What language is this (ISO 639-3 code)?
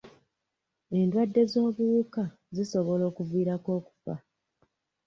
lug